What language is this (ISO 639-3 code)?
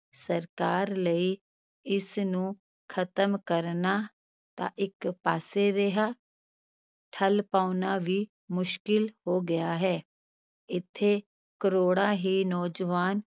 pan